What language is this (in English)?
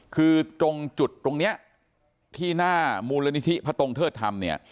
Thai